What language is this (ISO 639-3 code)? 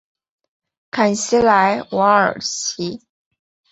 zho